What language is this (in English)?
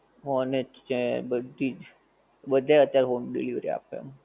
Gujarati